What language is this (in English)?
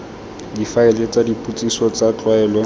Tswana